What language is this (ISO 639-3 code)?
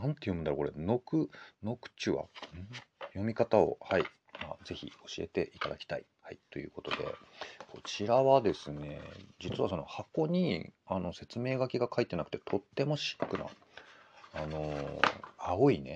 jpn